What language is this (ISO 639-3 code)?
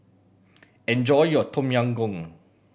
eng